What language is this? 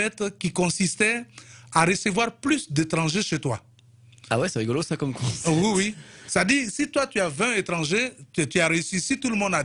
French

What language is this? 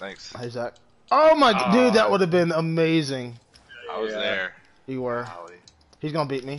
English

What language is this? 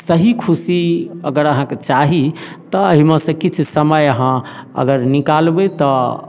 Maithili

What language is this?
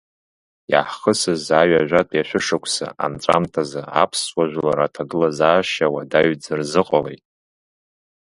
Abkhazian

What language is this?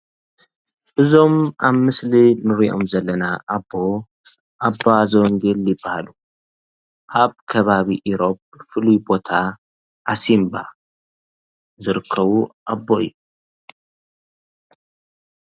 Tigrinya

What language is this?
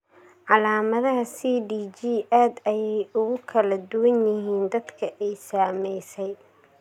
Somali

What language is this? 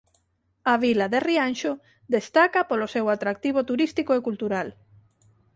Galician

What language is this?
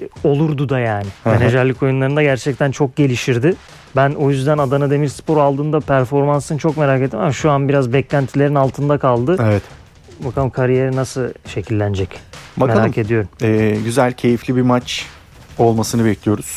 Turkish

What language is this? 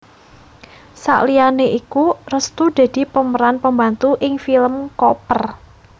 Javanese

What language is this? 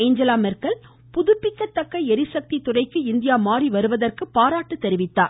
Tamil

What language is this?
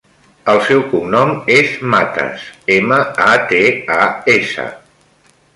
Catalan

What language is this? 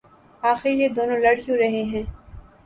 Urdu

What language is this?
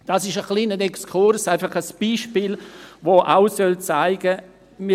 Swiss German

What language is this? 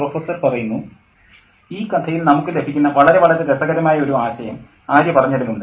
Malayalam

